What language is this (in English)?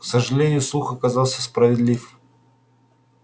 Russian